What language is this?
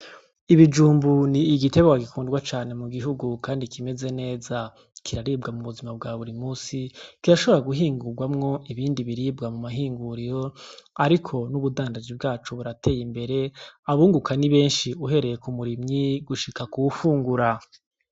Rundi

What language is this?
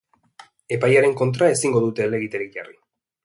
Basque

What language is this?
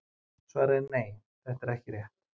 Icelandic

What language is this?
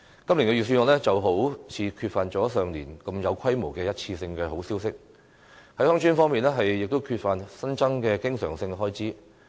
Cantonese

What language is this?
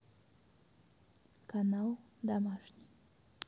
Russian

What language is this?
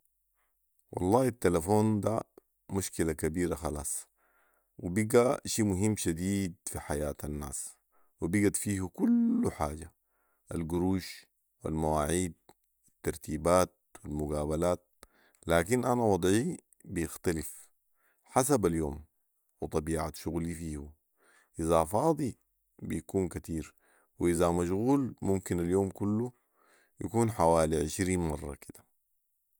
Sudanese Arabic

